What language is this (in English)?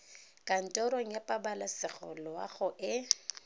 Tswana